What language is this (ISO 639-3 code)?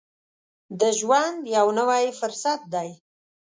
pus